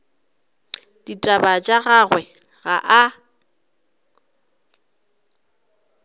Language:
Northern Sotho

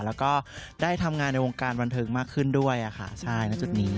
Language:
Thai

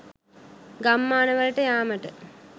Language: Sinhala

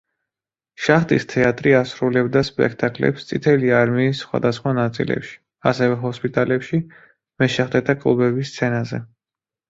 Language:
Georgian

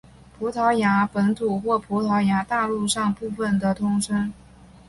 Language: Chinese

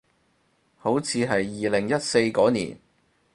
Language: Cantonese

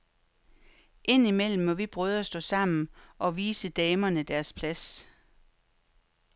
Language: Danish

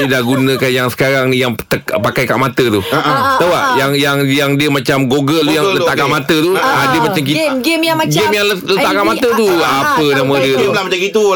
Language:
Malay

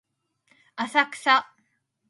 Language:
Japanese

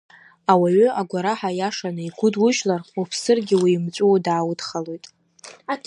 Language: Abkhazian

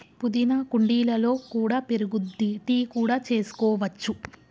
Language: Telugu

